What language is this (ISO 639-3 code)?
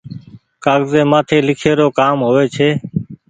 gig